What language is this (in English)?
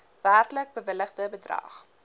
Afrikaans